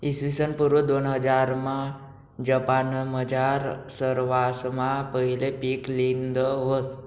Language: Marathi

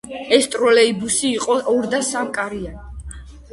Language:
Georgian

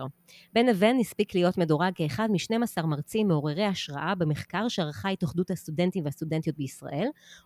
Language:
Hebrew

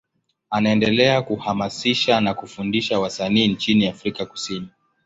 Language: Swahili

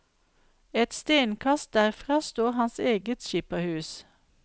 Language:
Norwegian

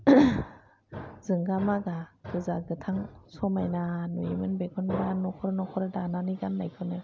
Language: Bodo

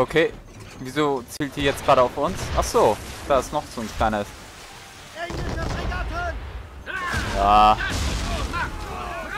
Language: German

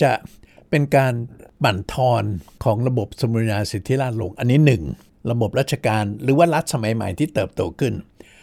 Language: Thai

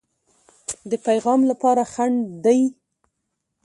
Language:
Pashto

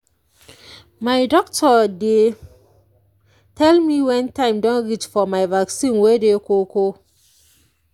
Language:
Nigerian Pidgin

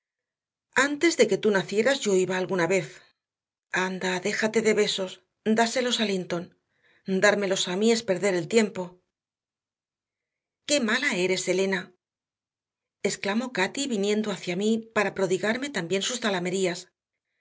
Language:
Spanish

